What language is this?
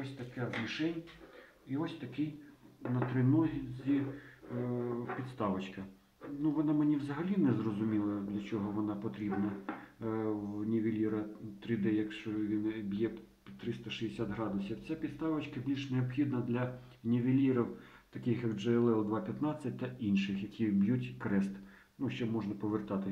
Ukrainian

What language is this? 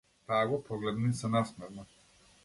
Macedonian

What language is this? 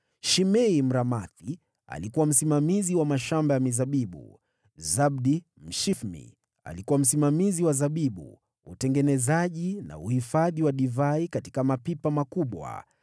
Swahili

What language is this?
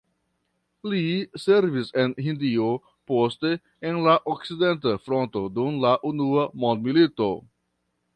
Esperanto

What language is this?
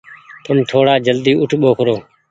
Goaria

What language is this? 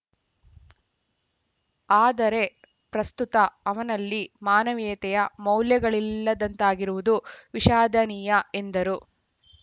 Kannada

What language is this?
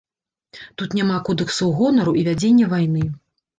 Belarusian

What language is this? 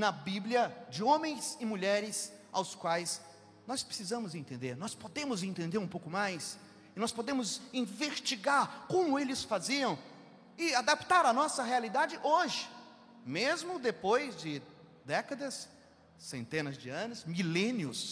Portuguese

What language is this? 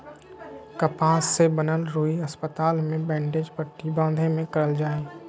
Magahi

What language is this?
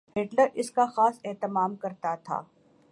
Urdu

